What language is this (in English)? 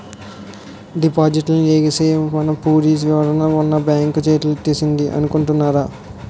Telugu